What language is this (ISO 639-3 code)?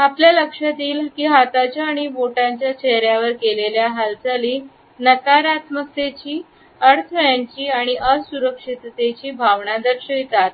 mar